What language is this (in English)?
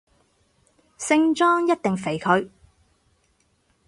Cantonese